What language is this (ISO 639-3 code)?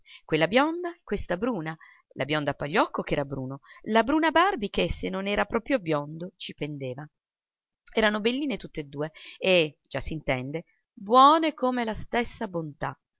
ita